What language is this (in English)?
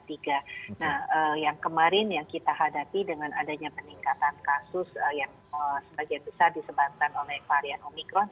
Indonesian